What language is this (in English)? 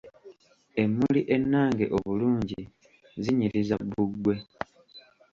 Ganda